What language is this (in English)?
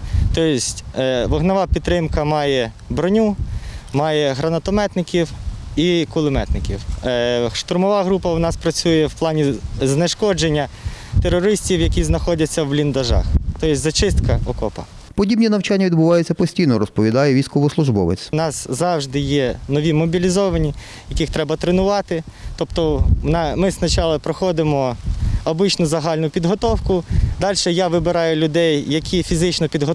Ukrainian